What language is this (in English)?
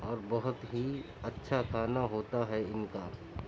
Urdu